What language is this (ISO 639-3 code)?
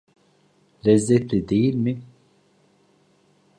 tur